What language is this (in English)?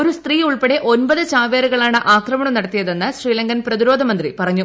Malayalam